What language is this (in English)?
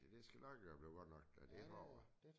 Danish